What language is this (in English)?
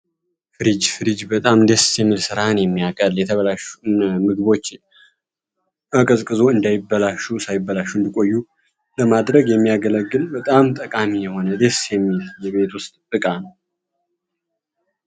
Amharic